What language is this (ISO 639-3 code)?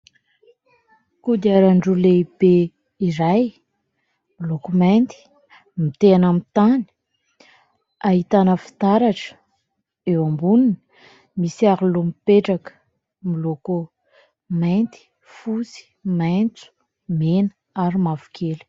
mlg